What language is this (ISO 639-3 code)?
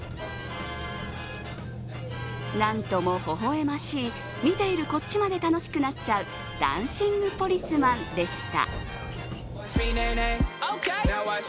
jpn